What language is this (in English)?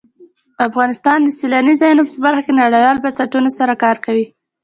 Pashto